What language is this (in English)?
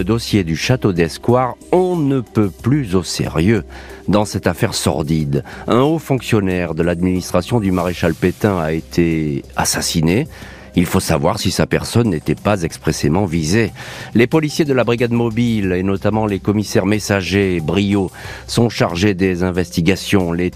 French